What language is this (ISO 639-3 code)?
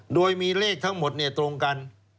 tha